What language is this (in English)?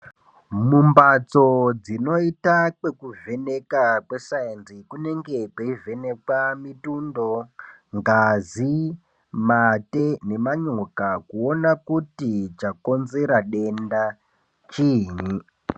Ndau